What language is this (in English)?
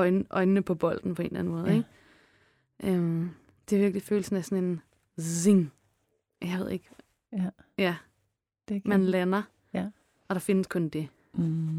Danish